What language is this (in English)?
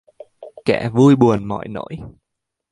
Vietnamese